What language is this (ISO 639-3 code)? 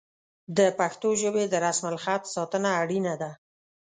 pus